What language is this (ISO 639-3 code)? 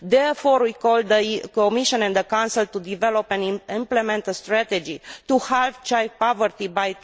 eng